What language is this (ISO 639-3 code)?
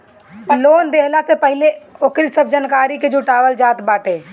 bho